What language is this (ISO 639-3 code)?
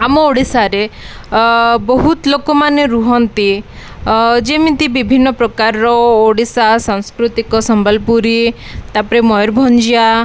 ori